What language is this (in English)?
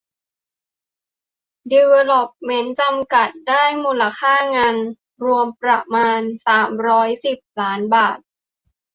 Thai